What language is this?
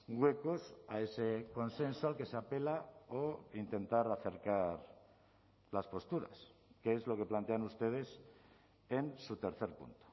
Spanish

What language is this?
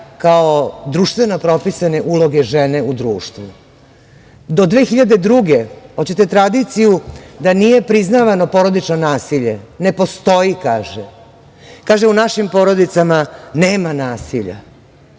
Serbian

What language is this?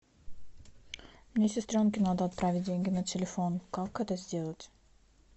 Russian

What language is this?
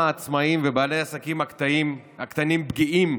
Hebrew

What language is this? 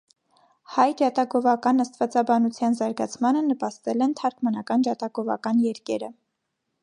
Armenian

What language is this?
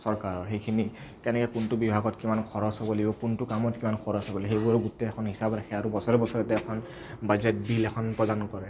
Assamese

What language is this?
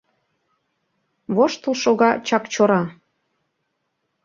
Mari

